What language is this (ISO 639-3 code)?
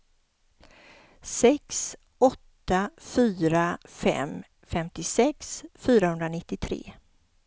swe